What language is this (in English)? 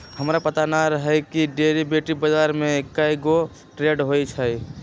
Magahi